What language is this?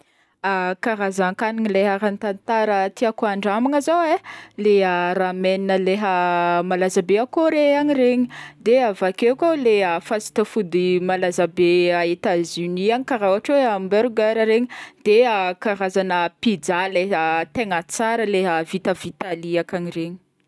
Northern Betsimisaraka Malagasy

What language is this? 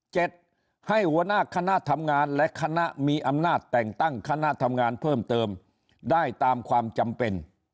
Thai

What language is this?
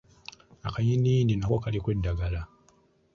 Ganda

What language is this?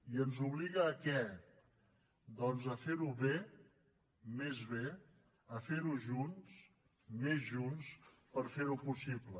Catalan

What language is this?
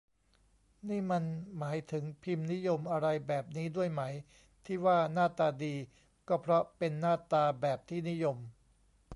Thai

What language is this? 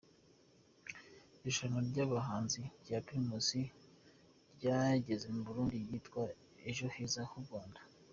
Kinyarwanda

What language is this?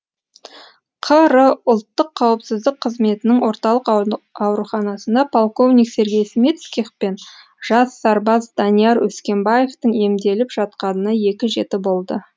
Kazakh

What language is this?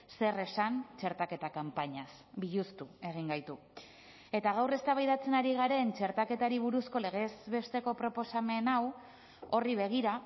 Basque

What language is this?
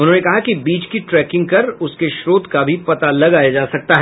Hindi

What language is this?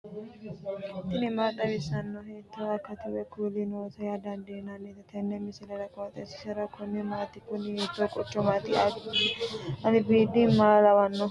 Sidamo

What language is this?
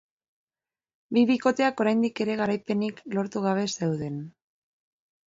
Basque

